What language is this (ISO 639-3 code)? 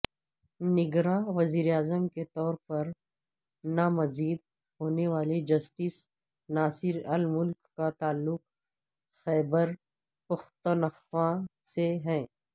urd